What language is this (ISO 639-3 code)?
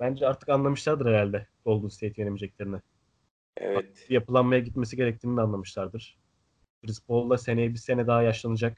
tur